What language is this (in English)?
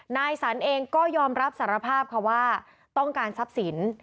Thai